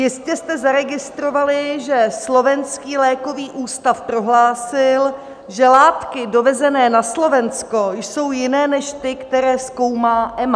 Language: Czech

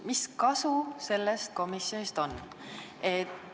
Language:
Estonian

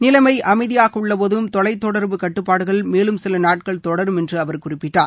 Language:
Tamil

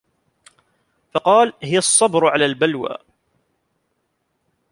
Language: Arabic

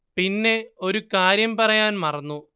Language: Malayalam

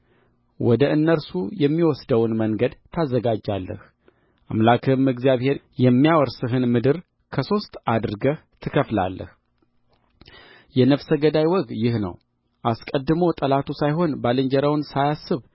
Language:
Amharic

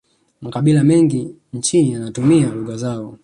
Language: Swahili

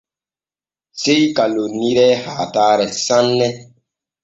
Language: Borgu Fulfulde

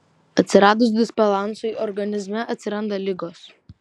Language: Lithuanian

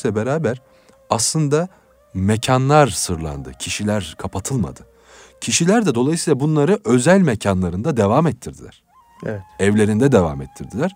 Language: Turkish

